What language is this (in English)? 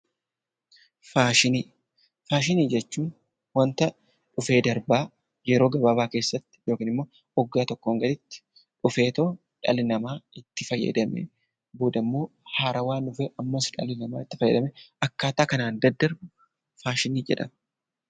Oromo